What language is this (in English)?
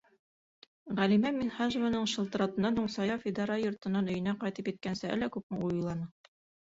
Bashkir